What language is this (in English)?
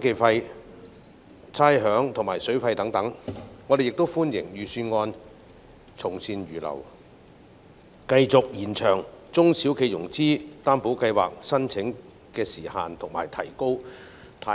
Cantonese